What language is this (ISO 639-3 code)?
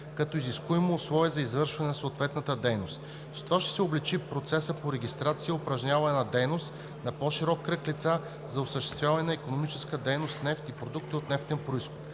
bul